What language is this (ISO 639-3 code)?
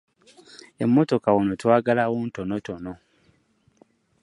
lug